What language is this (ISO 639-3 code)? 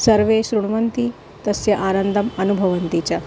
san